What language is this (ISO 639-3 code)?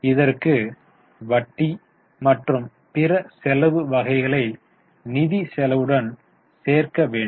tam